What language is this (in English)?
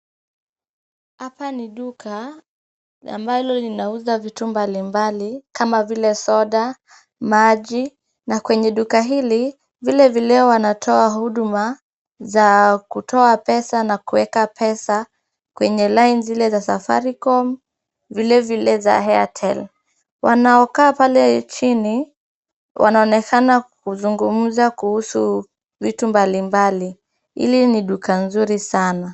Swahili